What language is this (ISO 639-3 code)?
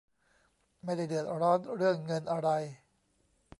tha